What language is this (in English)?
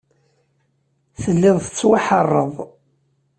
Kabyle